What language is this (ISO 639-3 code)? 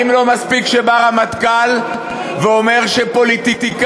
heb